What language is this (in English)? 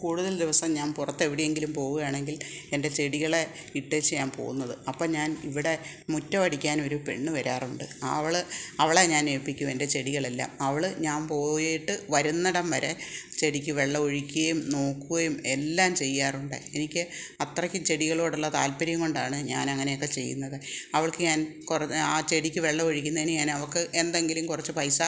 Malayalam